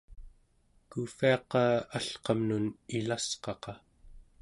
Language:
Central Yupik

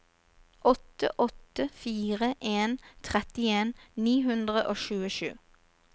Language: Norwegian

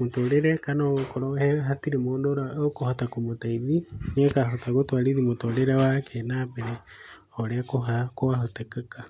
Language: Kikuyu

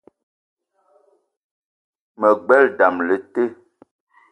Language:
Eton (Cameroon)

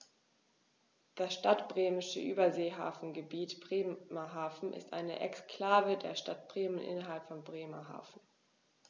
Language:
German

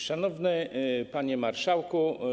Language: Polish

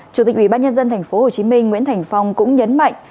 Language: Vietnamese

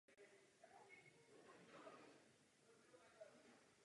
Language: Czech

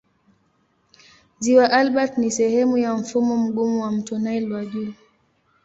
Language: Swahili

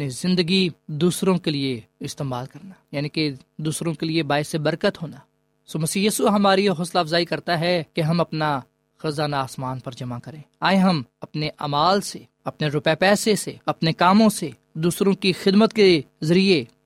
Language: Urdu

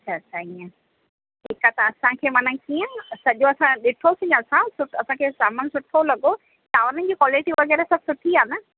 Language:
Sindhi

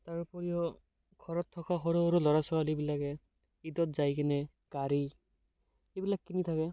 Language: Assamese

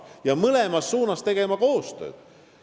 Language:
Estonian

